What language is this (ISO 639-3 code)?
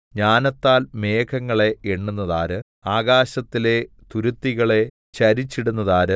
mal